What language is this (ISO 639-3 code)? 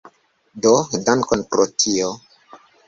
epo